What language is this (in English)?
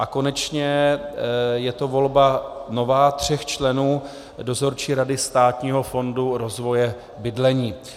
Czech